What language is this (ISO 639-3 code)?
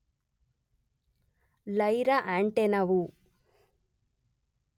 kan